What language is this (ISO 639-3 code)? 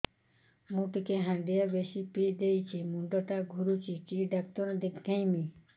ori